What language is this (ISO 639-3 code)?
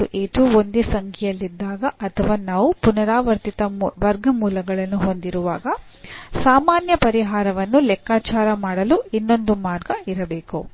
kan